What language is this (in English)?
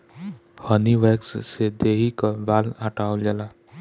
Bhojpuri